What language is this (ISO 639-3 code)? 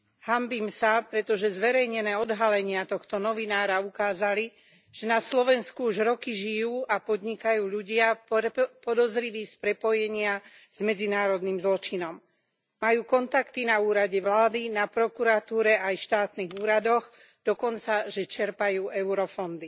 slk